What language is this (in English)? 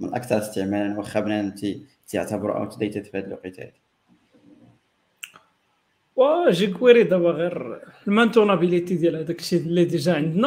Arabic